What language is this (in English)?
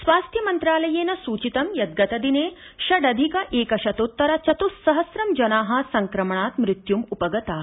Sanskrit